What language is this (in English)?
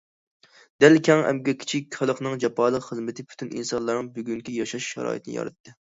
Uyghur